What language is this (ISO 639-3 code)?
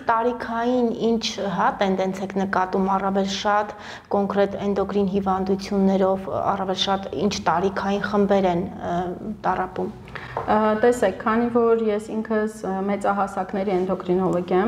ron